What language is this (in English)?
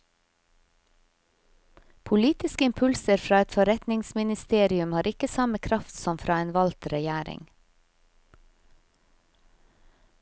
Norwegian